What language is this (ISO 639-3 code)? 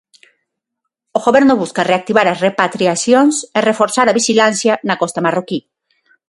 glg